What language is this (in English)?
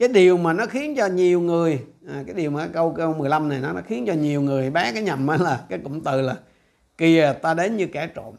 Vietnamese